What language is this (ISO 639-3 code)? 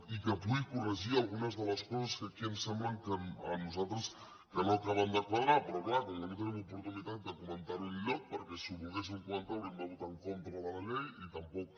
cat